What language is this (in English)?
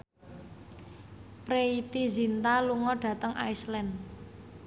Javanese